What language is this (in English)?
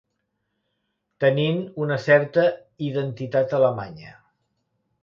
Catalan